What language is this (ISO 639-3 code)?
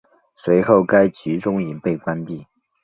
zho